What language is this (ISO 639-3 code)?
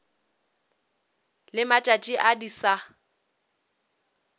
nso